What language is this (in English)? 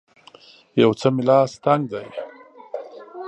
Pashto